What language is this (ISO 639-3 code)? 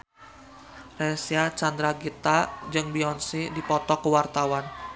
sun